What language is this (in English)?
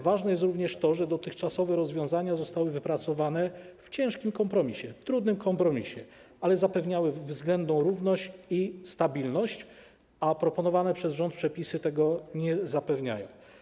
Polish